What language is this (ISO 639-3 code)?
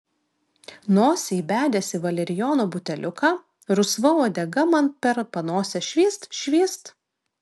lit